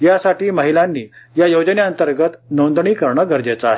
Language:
Marathi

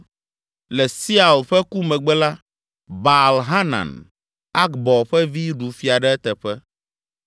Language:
Ewe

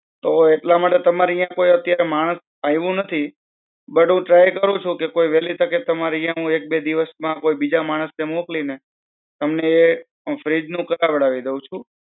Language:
Gujarati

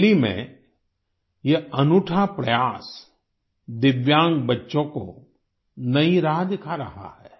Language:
Hindi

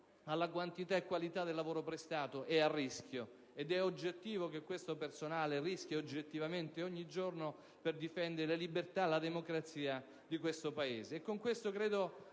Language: Italian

